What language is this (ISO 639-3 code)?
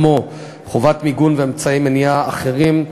heb